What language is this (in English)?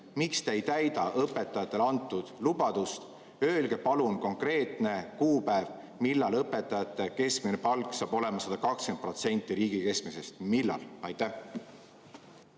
Estonian